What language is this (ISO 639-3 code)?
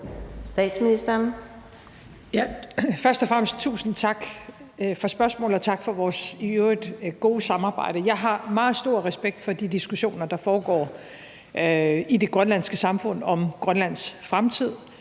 dan